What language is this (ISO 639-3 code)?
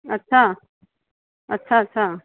snd